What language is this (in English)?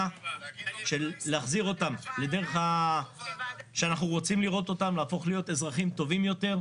Hebrew